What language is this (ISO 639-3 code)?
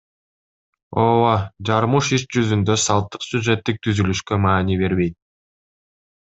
kir